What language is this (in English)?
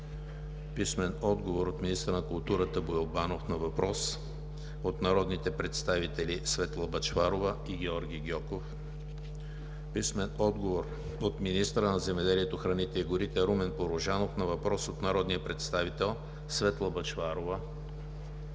Bulgarian